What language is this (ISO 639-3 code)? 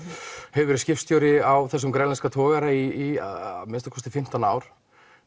isl